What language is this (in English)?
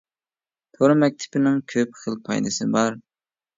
Uyghur